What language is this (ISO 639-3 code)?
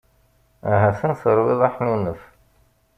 kab